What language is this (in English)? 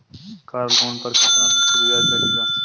Hindi